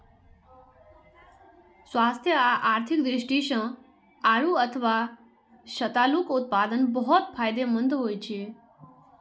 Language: Maithili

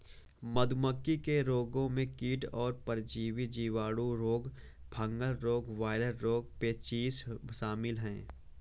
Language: Hindi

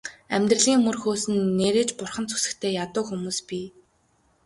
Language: Mongolian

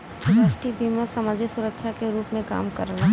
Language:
Bhojpuri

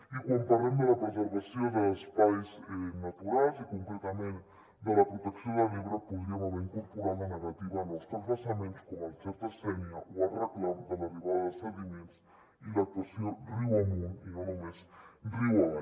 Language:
Catalan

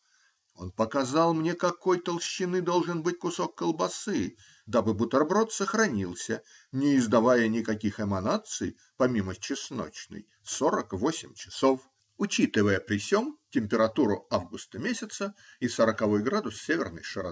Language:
Russian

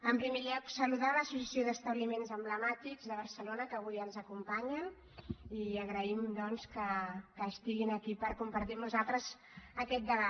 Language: Catalan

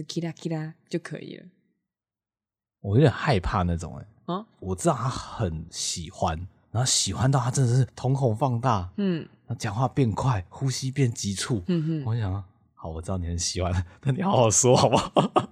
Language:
Chinese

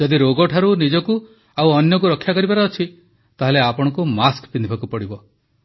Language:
Odia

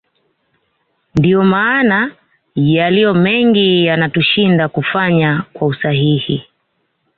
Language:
Swahili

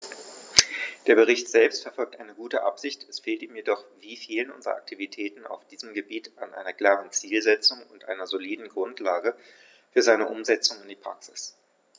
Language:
German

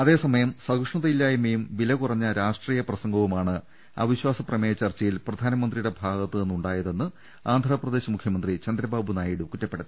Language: Malayalam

